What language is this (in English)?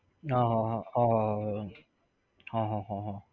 Gujarati